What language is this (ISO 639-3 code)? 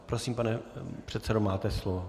ces